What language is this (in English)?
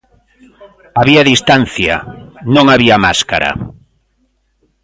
Galician